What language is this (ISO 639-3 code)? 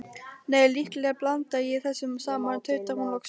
isl